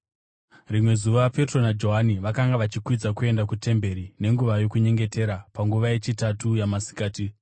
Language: Shona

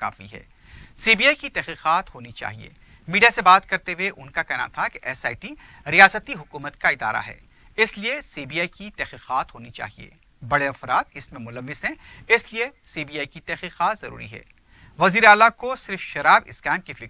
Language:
Hindi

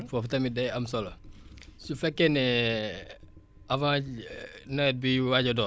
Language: Wolof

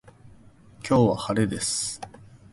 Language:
Japanese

